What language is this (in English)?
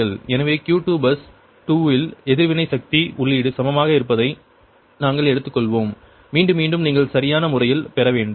Tamil